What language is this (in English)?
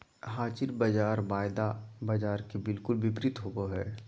Magahi